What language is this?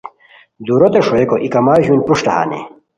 Khowar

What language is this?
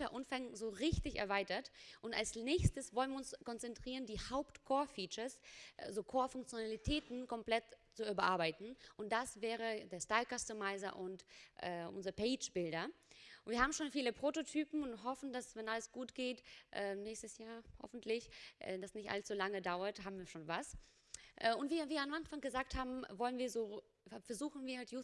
German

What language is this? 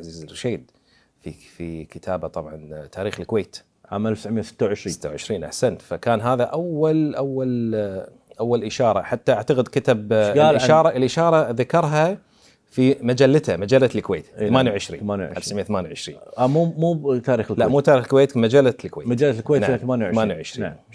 Arabic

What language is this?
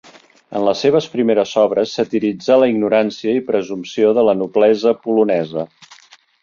Catalan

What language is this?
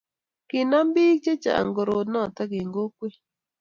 Kalenjin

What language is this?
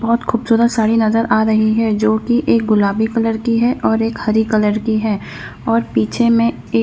Hindi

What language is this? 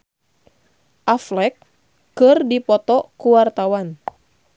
Sundanese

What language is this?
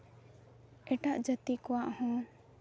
Santali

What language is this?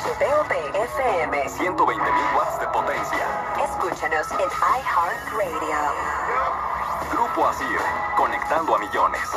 Spanish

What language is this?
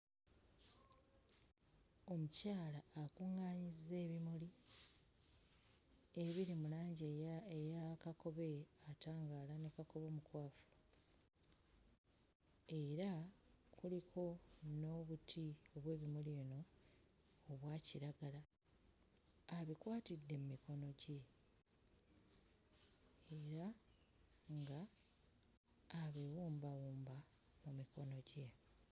Ganda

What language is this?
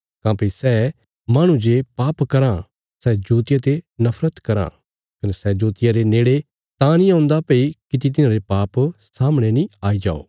Bilaspuri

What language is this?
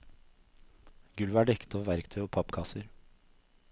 Norwegian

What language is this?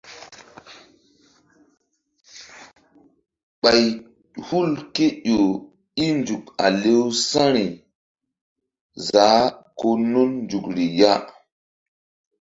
Mbum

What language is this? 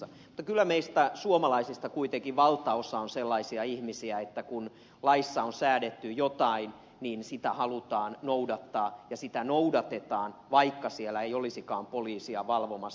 Finnish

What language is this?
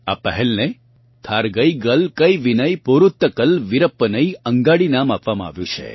Gujarati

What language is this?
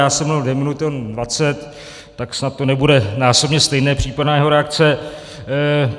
Czech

